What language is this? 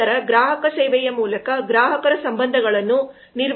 Kannada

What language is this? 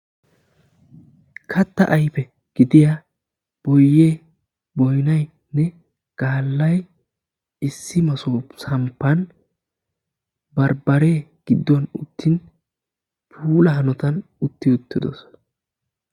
Wolaytta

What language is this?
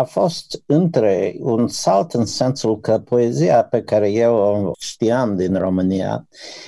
Romanian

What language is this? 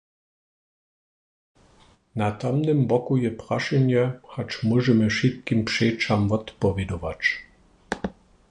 Upper Sorbian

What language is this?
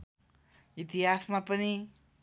Nepali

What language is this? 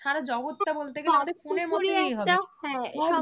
Bangla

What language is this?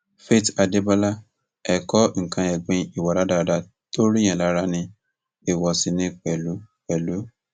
Yoruba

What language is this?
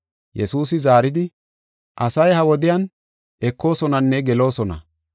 Gofa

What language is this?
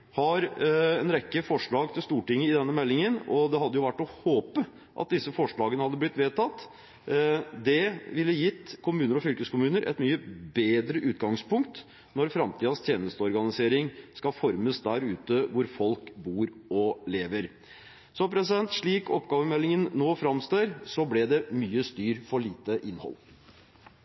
Norwegian Bokmål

